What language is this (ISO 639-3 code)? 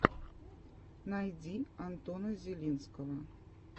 rus